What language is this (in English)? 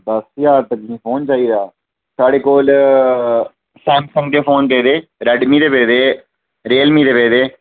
Dogri